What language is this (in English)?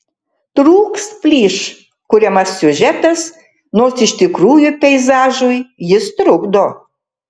Lithuanian